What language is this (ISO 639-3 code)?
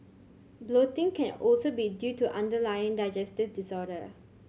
eng